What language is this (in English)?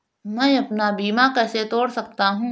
Hindi